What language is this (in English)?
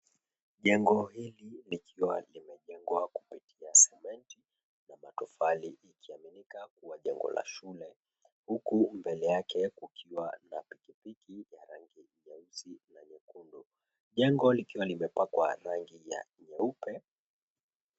Swahili